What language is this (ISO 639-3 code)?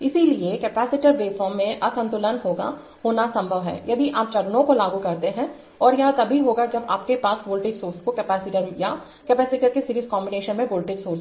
hin